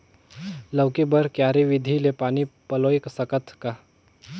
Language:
Chhattisgarhi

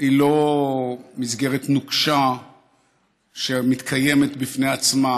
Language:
Hebrew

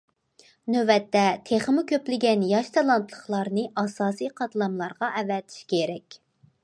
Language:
Uyghur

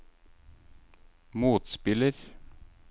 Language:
Norwegian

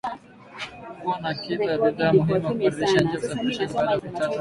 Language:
Swahili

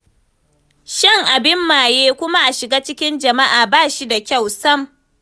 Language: Hausa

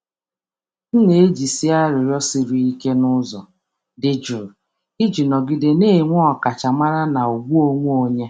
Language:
Igbo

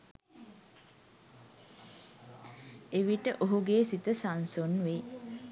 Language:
Sinhala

